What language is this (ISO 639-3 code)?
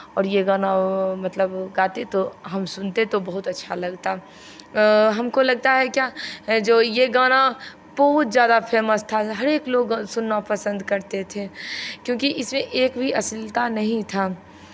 hin